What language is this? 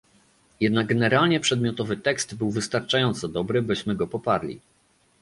Polish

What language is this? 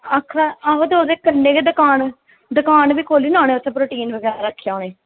Dogri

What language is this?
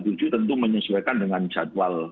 Indonesian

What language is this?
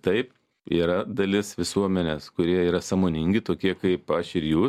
Lithuanian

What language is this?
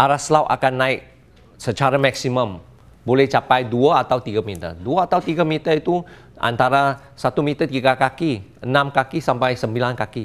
Malay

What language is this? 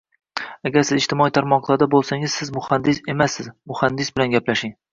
Uzbek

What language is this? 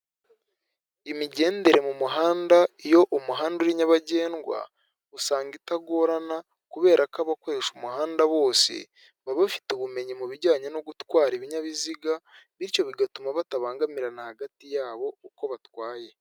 Kinyarwanda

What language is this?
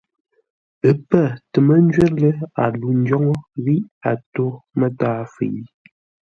Ngombale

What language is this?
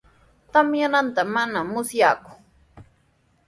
Sihuas Ancash Quechua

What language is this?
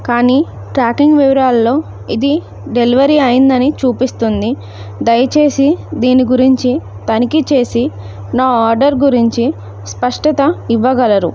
Telugu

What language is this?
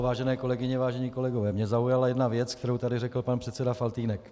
Czech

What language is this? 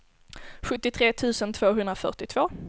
Swedish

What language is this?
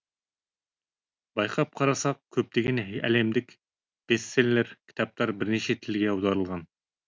Kazakh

